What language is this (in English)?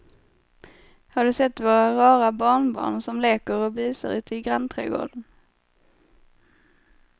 Swedish